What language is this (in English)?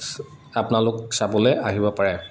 Assamese